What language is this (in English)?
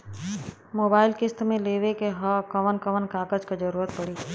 Bhojpuri